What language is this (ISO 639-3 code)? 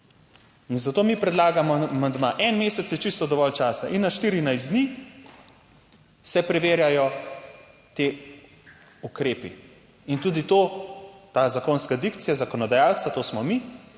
slv